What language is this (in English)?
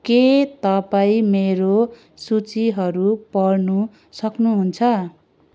Nepali